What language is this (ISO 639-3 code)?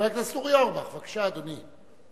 heb